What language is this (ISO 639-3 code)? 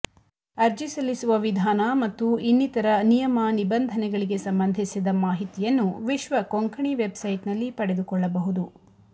kan